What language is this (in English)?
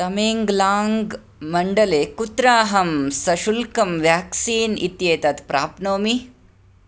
Sanskrit